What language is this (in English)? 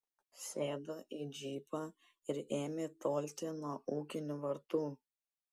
Lithuanian